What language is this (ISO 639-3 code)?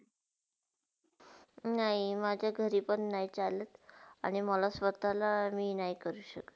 mar